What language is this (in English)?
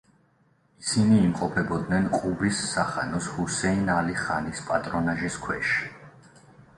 Georgian